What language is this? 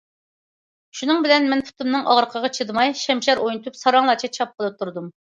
Uyghur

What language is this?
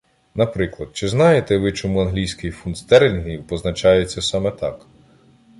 Ukrainian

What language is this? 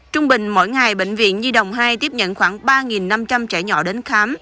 Vietnamese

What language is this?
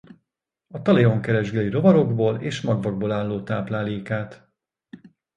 Hungarian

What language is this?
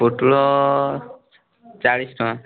Odia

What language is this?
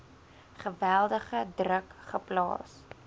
Afrikaans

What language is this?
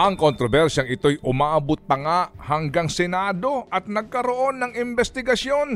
Filipino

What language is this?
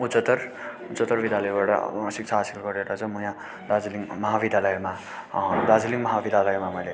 Nepali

